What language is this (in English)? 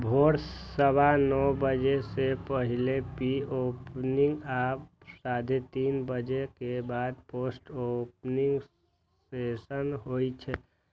Maithili